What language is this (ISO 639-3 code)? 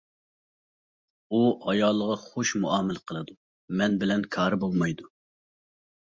uig